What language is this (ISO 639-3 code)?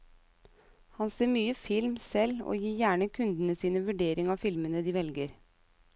nor